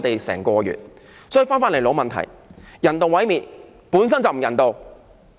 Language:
Cantonese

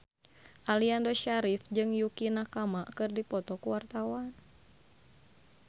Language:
Sundanese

